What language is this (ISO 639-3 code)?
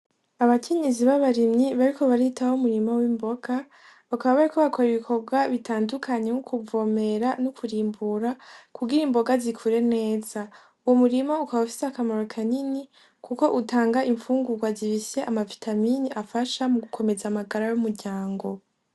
run